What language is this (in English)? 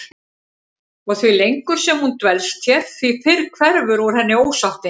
Icelandic